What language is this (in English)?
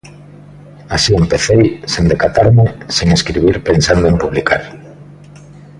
Galician